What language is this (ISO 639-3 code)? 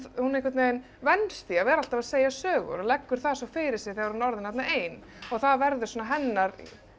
isl